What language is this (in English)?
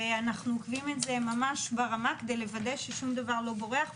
Hebrew